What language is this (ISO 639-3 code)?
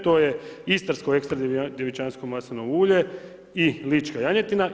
hrv